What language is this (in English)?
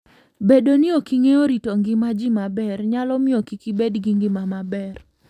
Luo (Kenya and Tanzania)